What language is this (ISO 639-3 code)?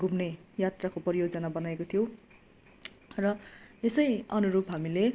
nep